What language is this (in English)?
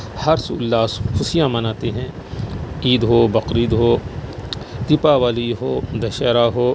Urdu